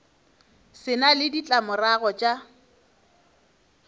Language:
Northern Sotho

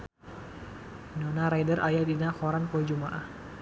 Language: Sundanese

